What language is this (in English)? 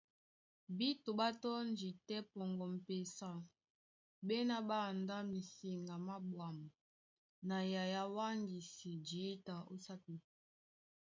Duala